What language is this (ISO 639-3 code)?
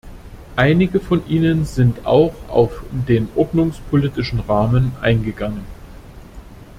deu